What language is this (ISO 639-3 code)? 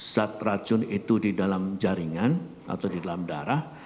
ind